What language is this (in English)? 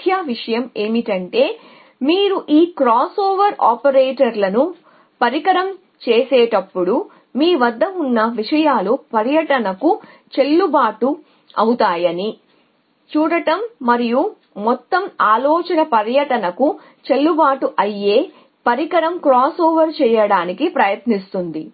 Telugu